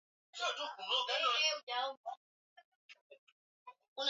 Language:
Swahili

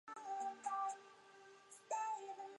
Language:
Chinese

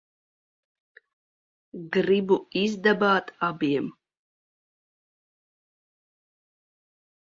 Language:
Latvian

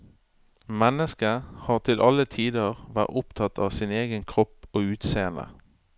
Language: Norwegian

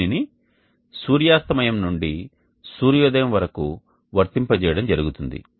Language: Telugu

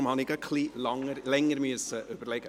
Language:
Swiss German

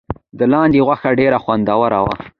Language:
Pashto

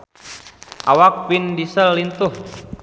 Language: Sundanese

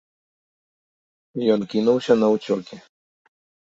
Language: Belarusian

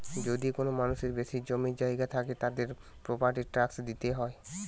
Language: Bangla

